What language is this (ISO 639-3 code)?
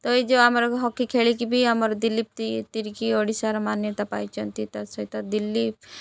ori